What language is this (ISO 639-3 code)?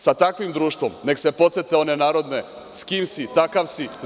srp